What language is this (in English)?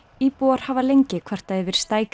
Icelandic